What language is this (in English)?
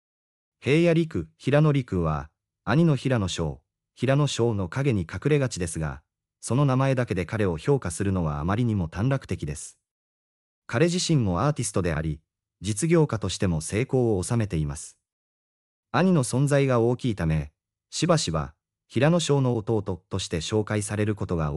Japanese